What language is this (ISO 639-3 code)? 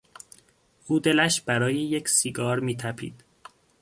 fas